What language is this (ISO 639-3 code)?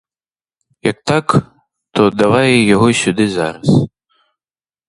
ukr